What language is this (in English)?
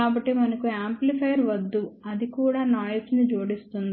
Telugu